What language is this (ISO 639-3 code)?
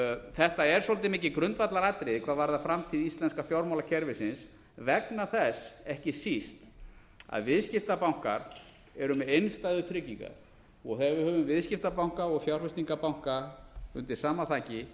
isl